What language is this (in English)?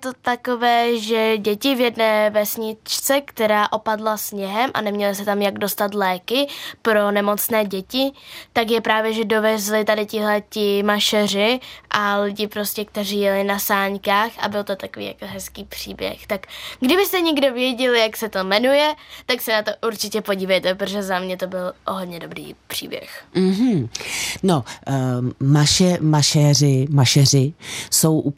Czech